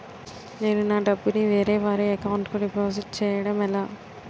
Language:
Telugu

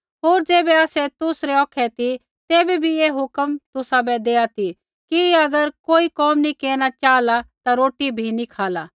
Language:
Kullu Pahari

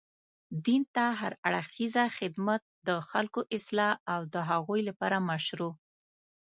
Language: Pashto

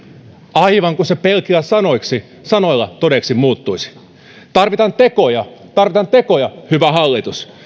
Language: Finnish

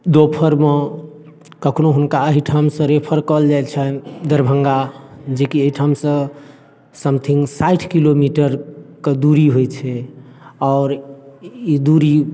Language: Maithili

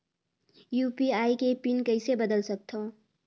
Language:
Chhattisgarhi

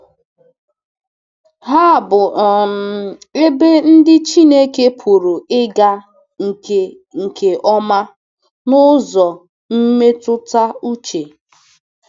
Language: Igbo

